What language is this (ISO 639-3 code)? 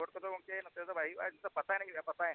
sat